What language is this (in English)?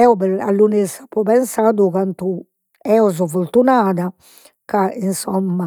Sardinian